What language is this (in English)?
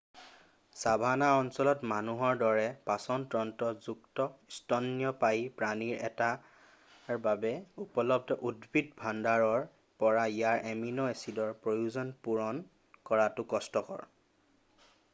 Assamese